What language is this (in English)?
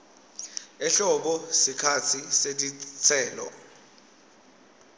Swati